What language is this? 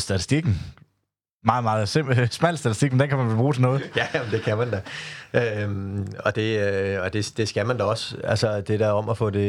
Danish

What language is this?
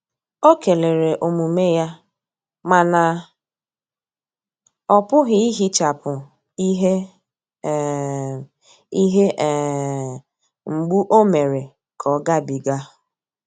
Igbo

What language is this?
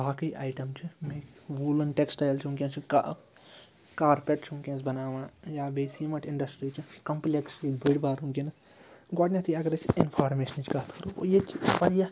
Kashmiri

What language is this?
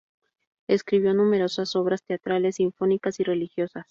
Spanish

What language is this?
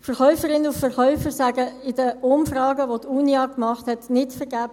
Swiss German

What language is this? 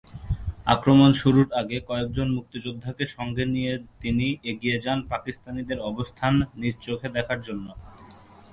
Bangla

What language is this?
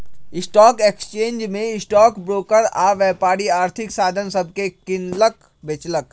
Magahi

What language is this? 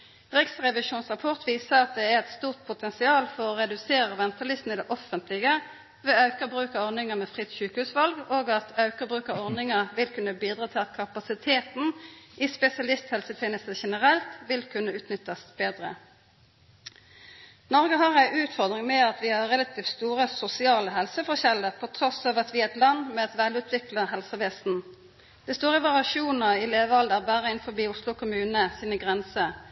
Norwegian Nynorsk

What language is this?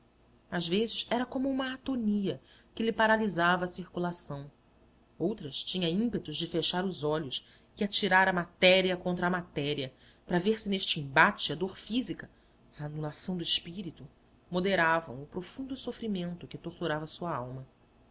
Portuguese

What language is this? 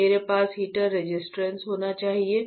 Hindi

